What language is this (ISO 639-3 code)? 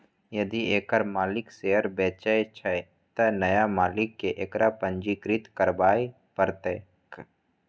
mai